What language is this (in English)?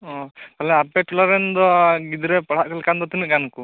Santali